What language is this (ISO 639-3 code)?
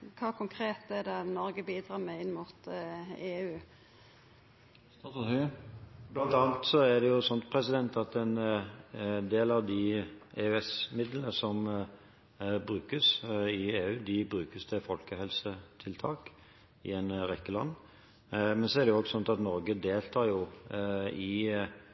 nor